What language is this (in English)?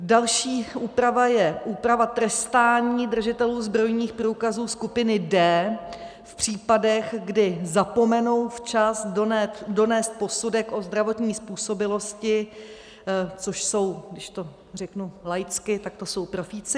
Czech